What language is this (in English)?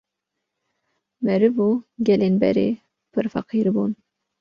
Kurdish